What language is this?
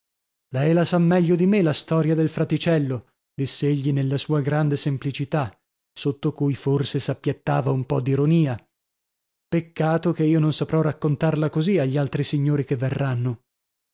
Italian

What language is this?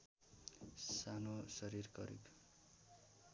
Nepali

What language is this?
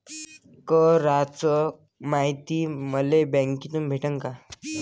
Marathi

